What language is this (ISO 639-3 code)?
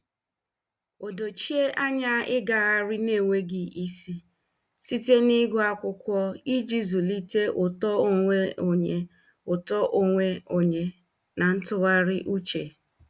ibo